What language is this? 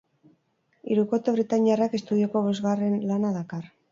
Basque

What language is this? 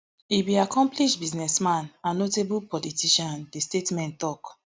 Nigerian Pidgin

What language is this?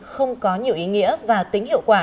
Vietnamese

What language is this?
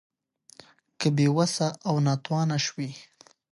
Pashto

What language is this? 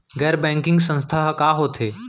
Chhattisgarhi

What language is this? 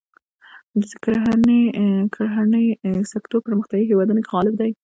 Pashto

